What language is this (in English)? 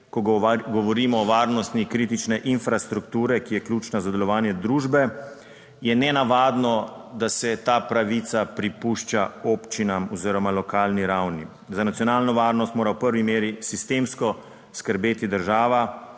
Slovenian